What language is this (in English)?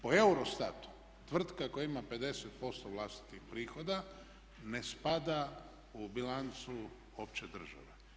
Croatian